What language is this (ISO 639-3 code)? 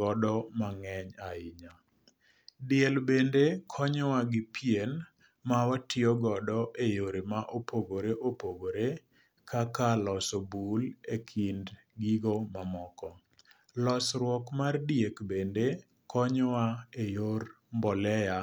luo